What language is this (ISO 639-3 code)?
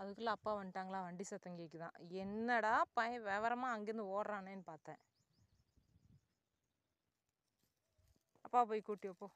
tam